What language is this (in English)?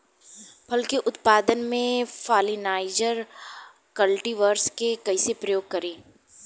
Bhojpuri